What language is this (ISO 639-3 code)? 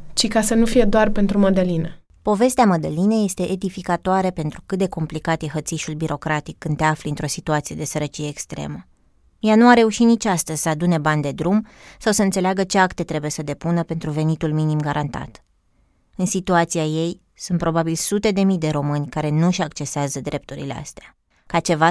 ron